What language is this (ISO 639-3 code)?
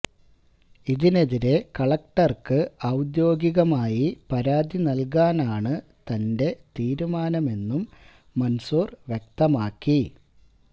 mal